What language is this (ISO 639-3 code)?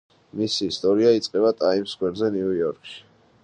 kat